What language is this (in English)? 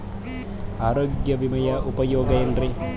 Kannada